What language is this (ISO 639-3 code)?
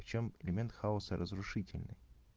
rus